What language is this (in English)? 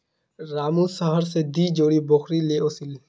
Magahi